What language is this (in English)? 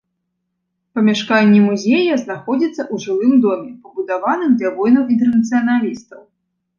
Belarusian